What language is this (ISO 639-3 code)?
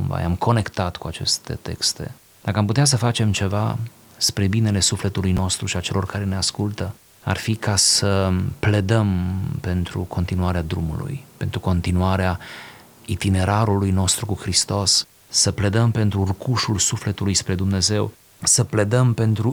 ron